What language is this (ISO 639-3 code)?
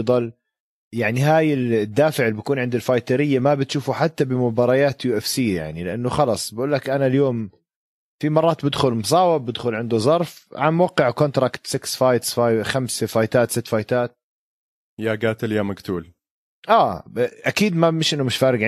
ara